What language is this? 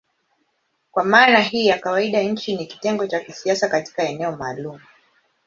Swahili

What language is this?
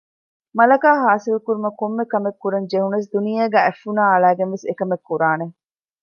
Divehi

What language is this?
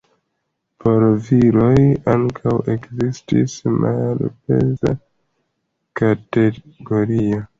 Esperanto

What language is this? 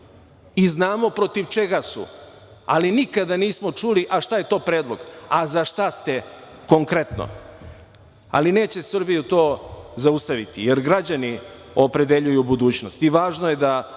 Serbian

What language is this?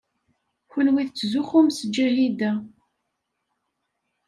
Kabyle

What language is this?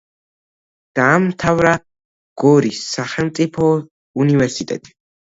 Georgian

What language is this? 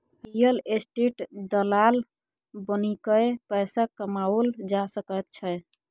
Maithili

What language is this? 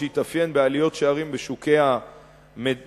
Hebrew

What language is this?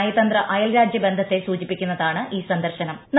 Malayalam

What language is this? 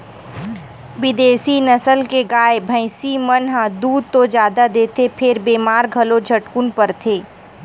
Chhattisgarhi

